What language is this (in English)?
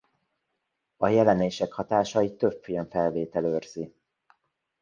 Hungarian